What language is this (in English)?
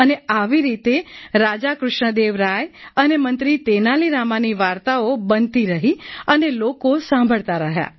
Gujarati